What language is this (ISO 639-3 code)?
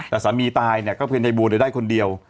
tha